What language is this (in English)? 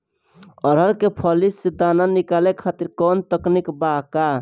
Bhojpuri